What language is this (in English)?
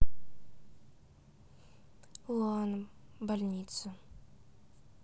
Russian